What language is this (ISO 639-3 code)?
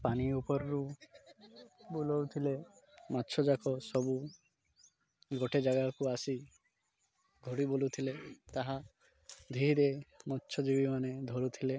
ori